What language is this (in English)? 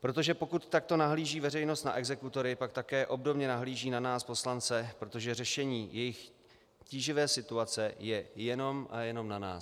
Czech